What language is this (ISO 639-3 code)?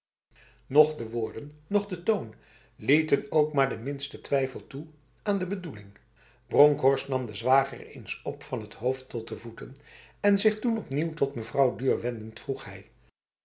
nld